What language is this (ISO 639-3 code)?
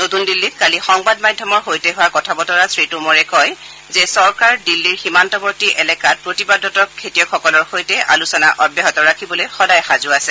asm